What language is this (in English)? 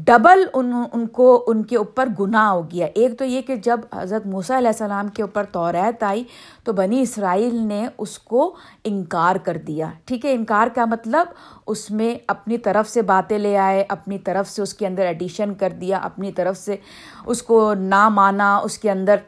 Urdu